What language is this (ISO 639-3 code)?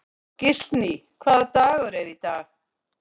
isl